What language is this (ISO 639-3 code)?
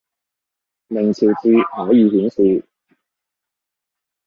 yue